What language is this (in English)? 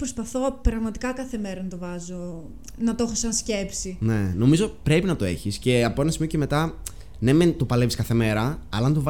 Greek